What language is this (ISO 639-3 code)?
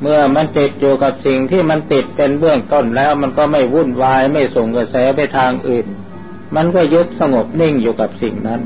tha